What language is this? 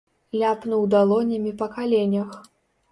Belarusian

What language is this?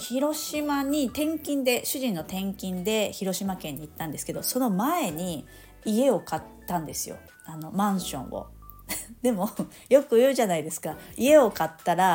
Japanese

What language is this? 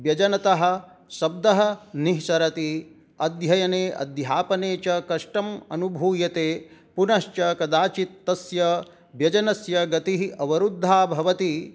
Sanskrit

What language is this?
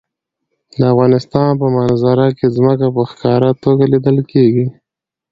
Pashto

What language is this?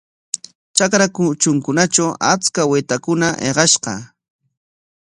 Corongo Ancash Quechua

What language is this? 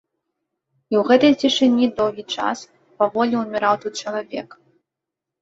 Belarusian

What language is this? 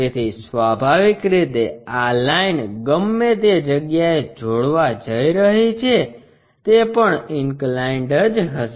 Gujarati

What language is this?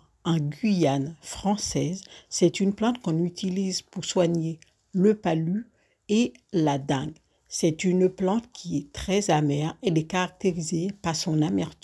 French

